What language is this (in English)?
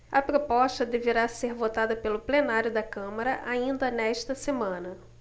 Portuguese